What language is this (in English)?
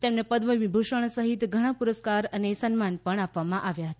Gujarati